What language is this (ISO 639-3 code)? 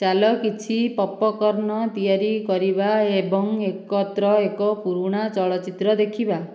ori